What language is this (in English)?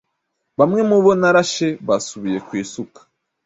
Kinyarwanda